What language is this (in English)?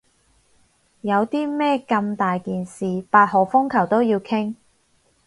Cantonese